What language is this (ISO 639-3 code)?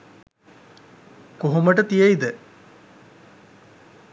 sin